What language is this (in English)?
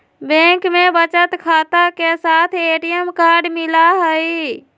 Magahi